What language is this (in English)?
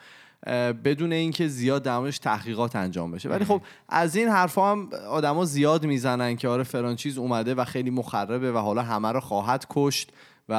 Persian